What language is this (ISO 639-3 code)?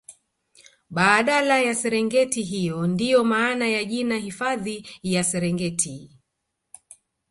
swa